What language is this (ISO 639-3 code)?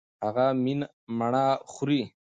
pus